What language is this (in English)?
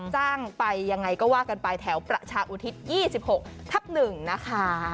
Thai